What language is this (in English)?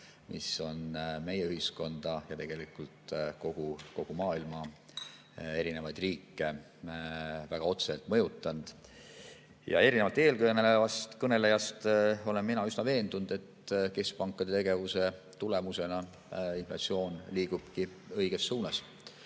Estonian